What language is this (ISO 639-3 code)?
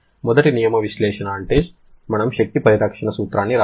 tel